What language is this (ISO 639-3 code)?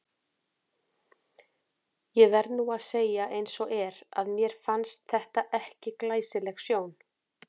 isl